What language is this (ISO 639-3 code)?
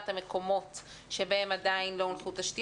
heb